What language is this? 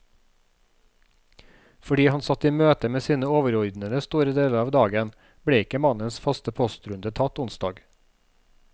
Norwegian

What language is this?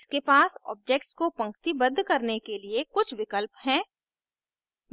Hindi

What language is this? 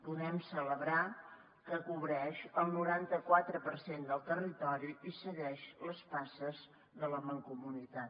Catalan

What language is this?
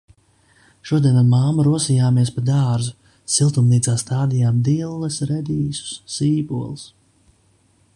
Latvian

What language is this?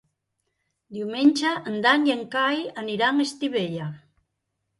Catalan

